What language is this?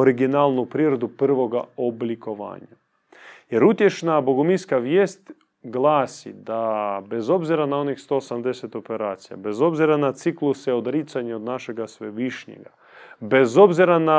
Croatian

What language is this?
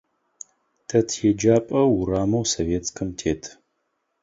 Adyghe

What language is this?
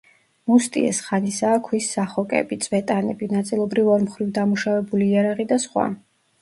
Georgian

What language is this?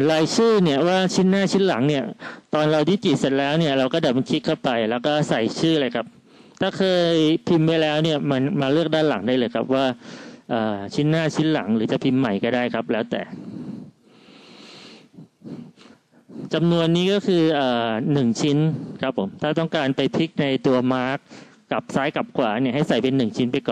Thai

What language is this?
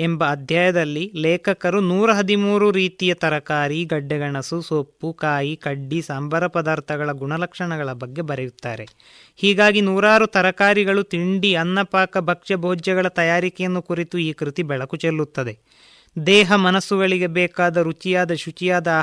Kannada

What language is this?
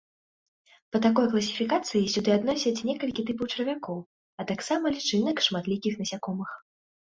Belarusian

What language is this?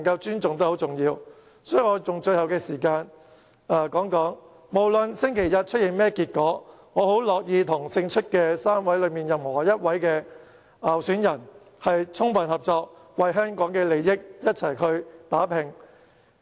Cantonese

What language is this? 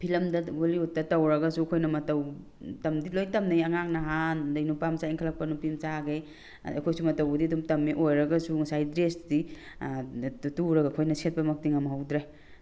Manipuri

